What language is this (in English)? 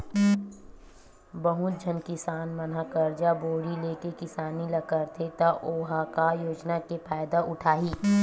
Chhattisgarhi